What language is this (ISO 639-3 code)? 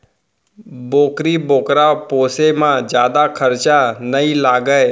hne